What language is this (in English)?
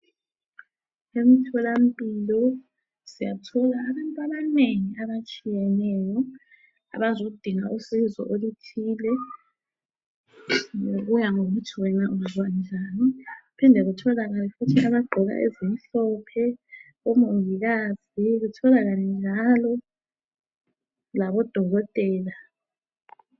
North Ndebele